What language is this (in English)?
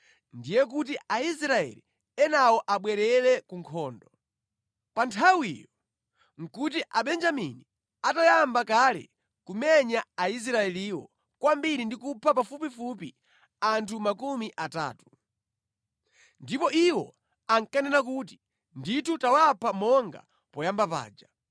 Nyanja